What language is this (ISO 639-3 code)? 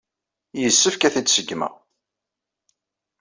kab